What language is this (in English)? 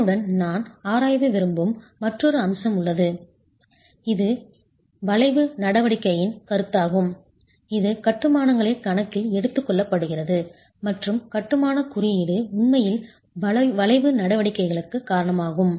Tamil